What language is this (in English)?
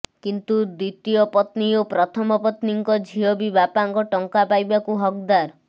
Odia